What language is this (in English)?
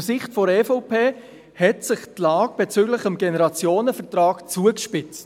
Swiss German